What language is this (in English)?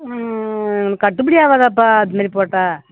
Tamil